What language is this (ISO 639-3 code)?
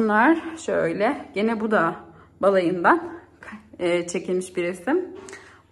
tur